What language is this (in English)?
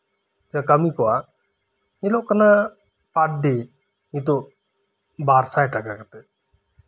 Santali